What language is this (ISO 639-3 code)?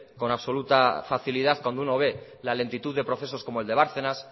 spa